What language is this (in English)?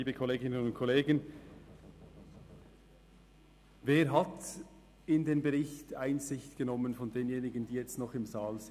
Swiss German